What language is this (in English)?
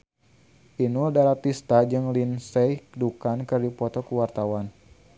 Sundanese